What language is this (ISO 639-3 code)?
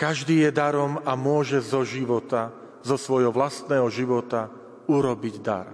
slk